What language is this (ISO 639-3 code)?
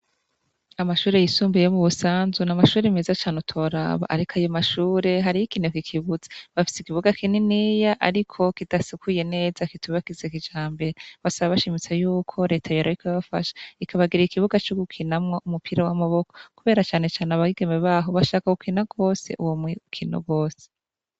run